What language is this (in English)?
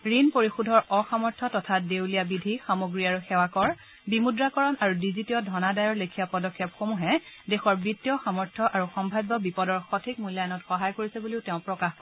Assamese